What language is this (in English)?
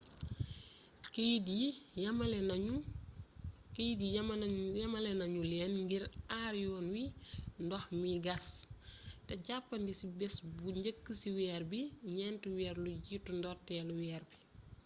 Wolof